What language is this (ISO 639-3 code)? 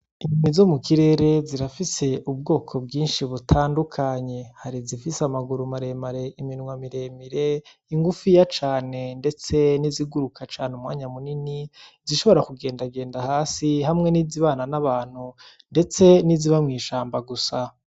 run